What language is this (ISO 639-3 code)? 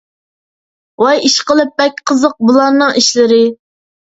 uig